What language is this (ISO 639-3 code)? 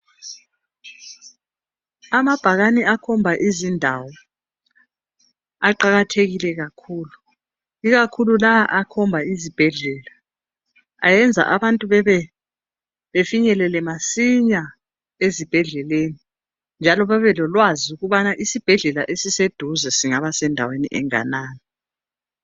nde